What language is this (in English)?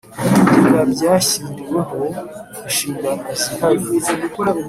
Kinyarwanda